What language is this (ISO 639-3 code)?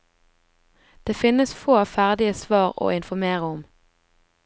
nor